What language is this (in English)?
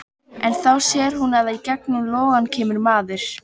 Icelandic